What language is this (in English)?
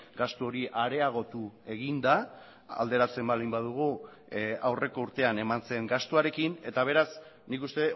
Basque